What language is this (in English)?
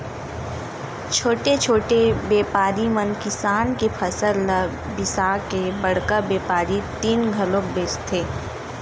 Chhattisgarhi